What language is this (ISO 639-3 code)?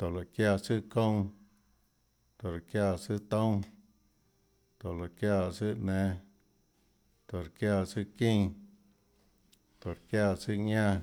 ctl